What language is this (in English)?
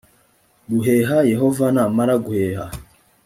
Kinyarwanda